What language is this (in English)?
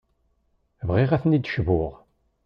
Kabyle